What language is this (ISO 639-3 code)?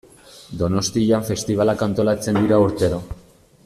eus